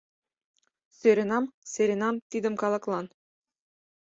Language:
Mari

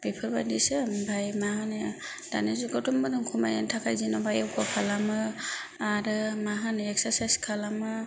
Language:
Bodo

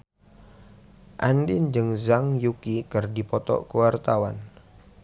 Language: Sundanese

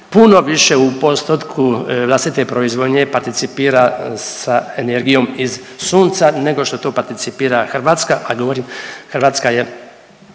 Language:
Croatian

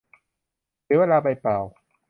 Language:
Thai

